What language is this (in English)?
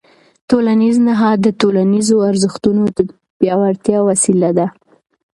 Pashto